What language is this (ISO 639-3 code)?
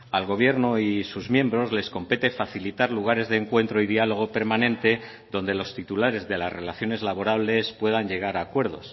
spa